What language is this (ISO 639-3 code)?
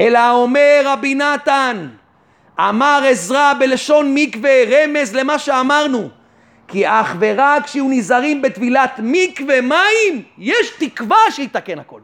heb